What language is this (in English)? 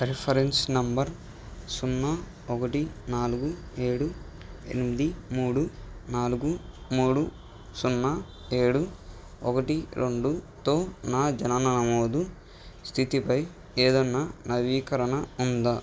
Telugu